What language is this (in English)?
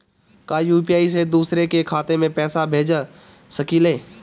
Bhojpuri